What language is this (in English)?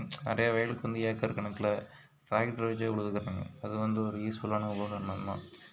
Tamil